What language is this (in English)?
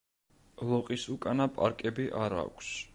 Georgian